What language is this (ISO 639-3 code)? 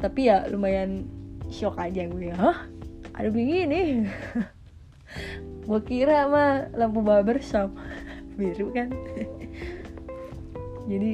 ind